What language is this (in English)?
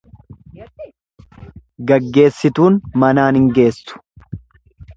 Oromo